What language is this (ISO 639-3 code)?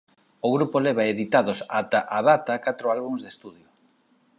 glg